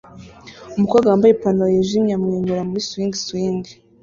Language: Kinyarwanda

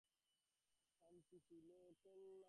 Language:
Bangla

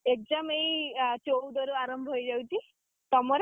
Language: Odia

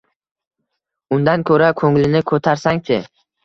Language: Uzbek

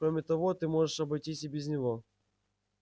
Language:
Russian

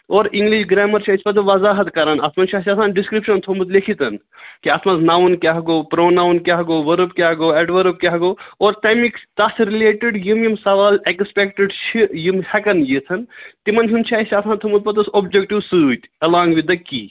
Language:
Kashmiri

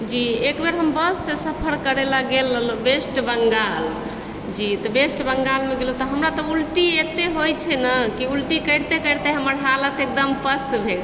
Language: Maithili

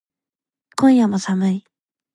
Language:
Japanese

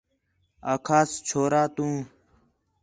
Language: Khetrani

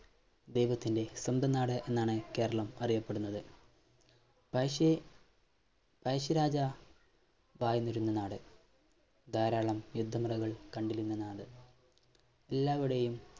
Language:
Malayalam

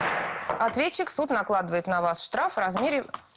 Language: Russian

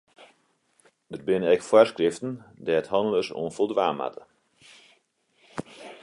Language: Western Frisian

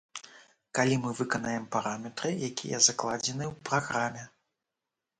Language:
Belarusian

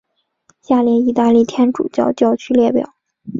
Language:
Chinese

